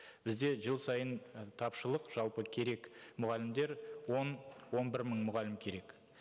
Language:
Kazakh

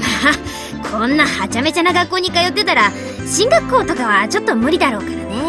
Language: Japanese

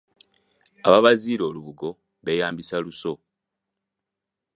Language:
Ganda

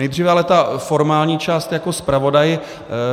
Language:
Czech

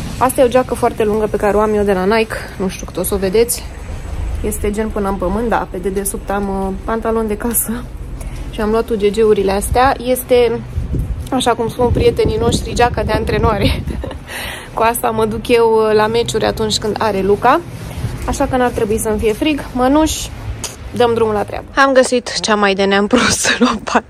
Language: Romanian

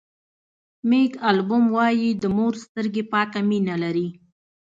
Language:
Pashto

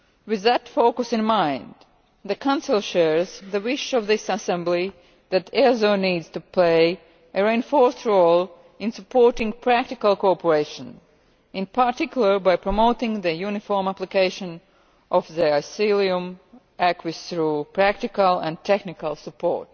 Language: English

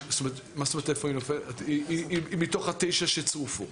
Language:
Hebrew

